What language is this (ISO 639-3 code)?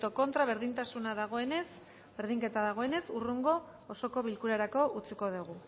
eus